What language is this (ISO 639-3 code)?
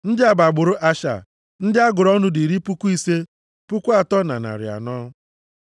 ibo